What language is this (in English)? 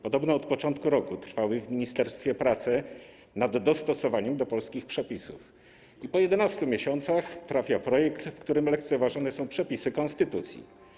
Polish